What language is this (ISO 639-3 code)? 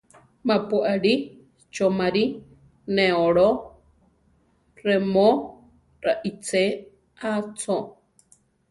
tar